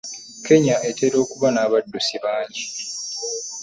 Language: Ganda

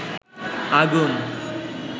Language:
Bangla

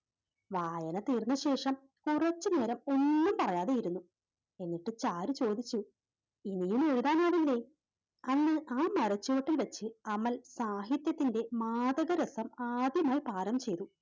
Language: Malayalam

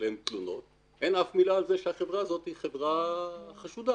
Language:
Hebrew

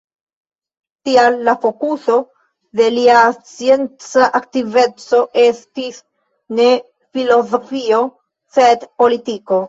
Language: Esperanto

